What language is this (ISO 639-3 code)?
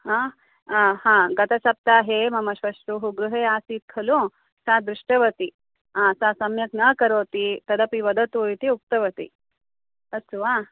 san